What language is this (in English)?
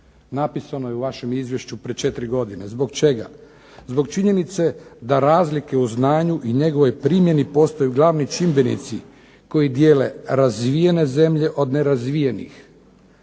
Croatian